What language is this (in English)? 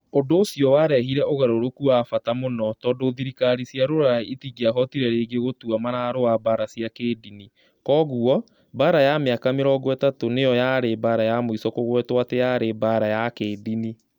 Kikuyu